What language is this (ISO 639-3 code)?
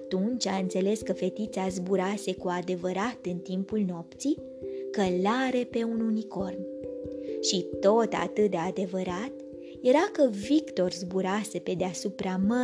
ron